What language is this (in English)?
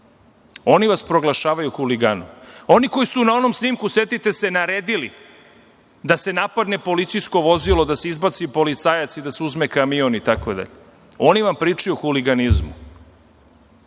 Serbian